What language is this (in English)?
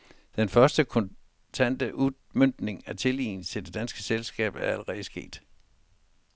Danish